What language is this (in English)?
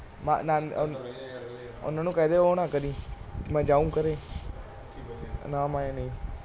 Punjabi